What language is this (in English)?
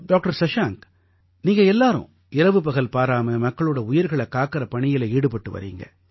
Tamil